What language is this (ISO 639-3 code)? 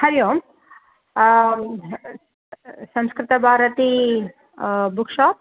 san